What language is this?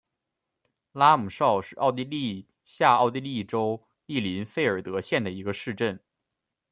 Chinese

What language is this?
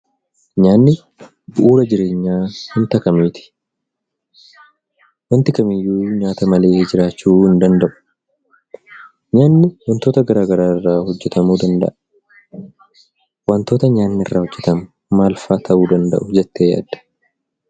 Oromo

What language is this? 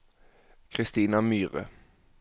Norwegian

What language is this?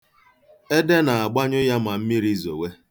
Igbo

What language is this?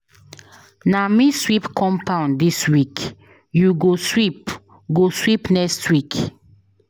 Nigerian Pidgin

